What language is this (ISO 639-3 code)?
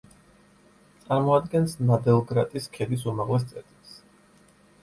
kat